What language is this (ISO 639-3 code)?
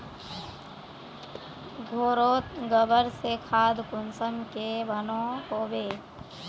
mag